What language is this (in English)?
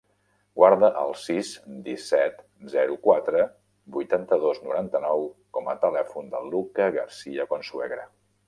Catalan